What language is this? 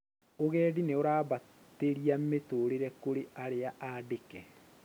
Kikuyu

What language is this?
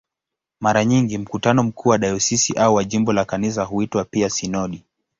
Swahili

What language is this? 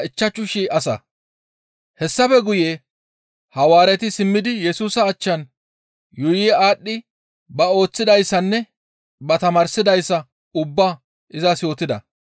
Gamo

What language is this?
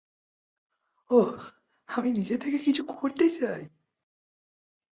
Bangla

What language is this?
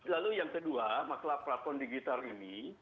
Indonesian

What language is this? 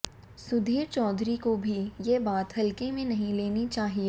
Hindi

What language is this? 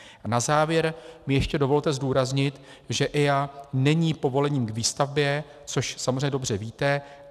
Czech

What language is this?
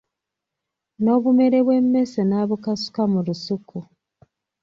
Ganda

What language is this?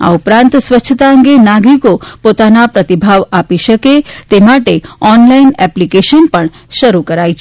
Gujarati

